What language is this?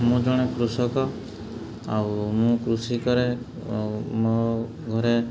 Odia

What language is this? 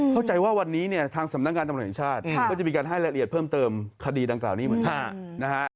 Thai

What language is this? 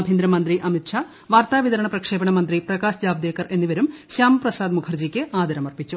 Malayalam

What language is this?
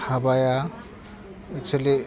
Bodo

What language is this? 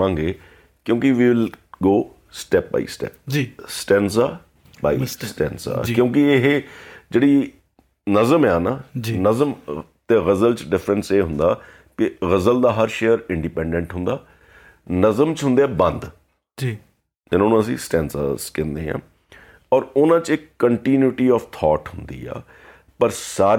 Punjabi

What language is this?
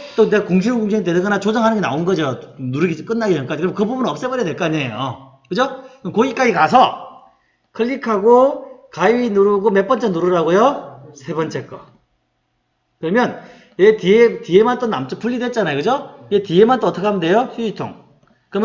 Korean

